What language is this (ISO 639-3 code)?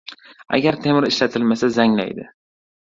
uzb